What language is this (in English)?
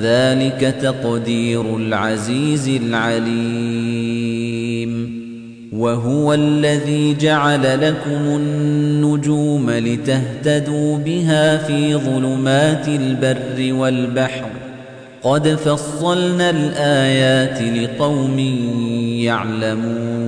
Arabic